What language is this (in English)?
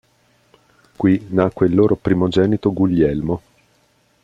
Italian